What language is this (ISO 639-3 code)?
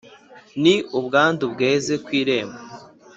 kin